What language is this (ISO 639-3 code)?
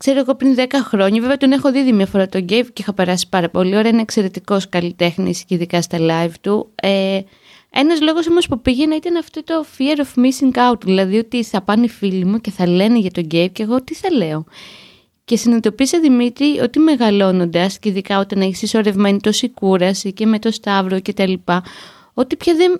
ell